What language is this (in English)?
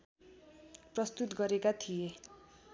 Nepali